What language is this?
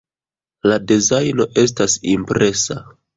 Esperanto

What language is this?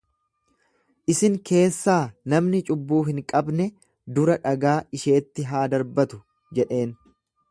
Oromo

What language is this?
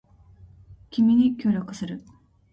Japanese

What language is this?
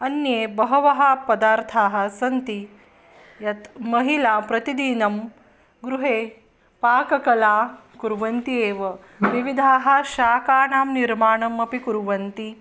Sanskrit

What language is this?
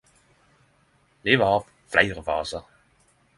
Norwegian Nynorsk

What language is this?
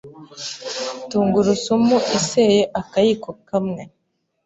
Kinyarwanda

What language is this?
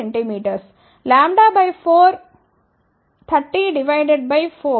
Telugu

